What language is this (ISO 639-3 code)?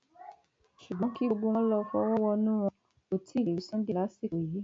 yor